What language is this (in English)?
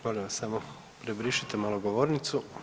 Croatian